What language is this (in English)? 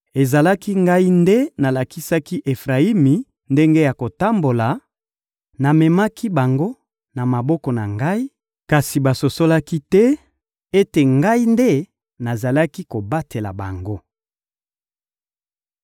Lingala